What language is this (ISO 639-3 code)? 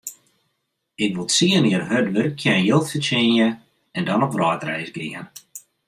fry